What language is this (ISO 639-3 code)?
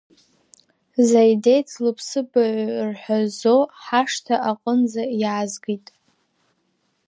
abk